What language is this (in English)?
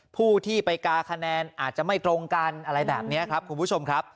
Thai